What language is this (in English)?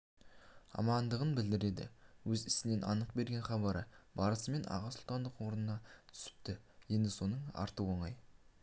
Kazakh